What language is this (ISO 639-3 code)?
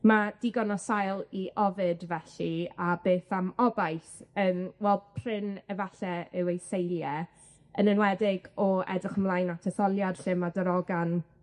cym